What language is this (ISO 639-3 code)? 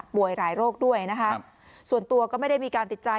tha